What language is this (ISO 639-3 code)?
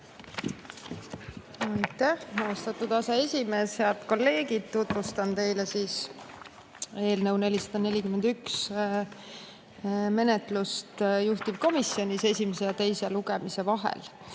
est